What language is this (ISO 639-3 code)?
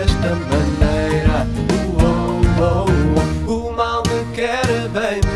por